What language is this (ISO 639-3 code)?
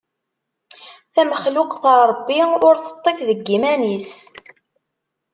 kab